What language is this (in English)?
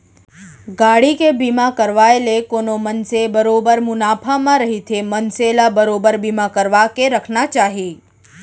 Chhattisgarhi